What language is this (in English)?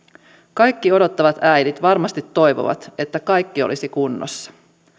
Finnish